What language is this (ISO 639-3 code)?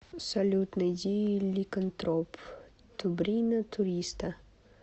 rus